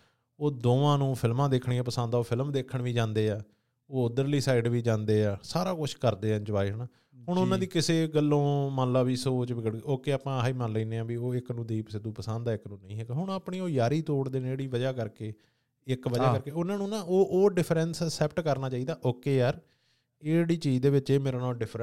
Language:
Punjabi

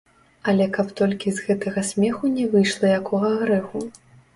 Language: Belarusian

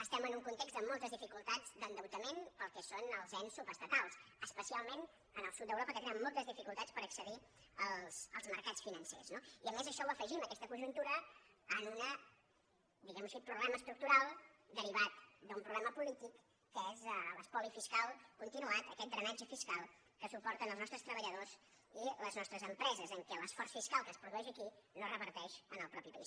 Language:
Catalan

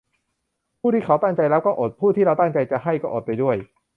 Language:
Thai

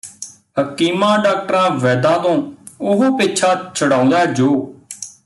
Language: Punjabi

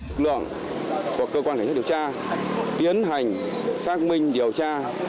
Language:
Vietnamese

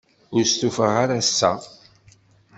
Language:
Kabyle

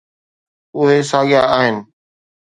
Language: Sindhi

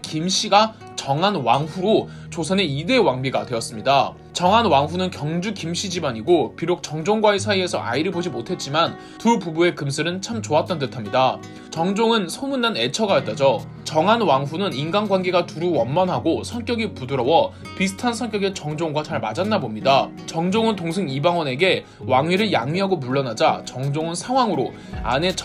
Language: Korean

